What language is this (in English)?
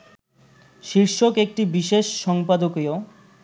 Bangla